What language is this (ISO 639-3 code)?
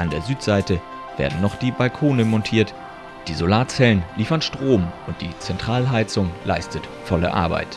deu